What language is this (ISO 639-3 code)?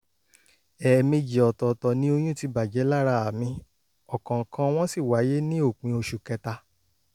yor